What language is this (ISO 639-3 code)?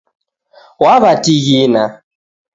dav